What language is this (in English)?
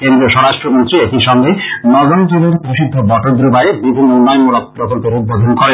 Bangla